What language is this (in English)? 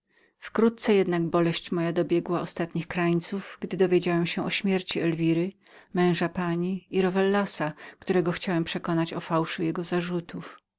Polish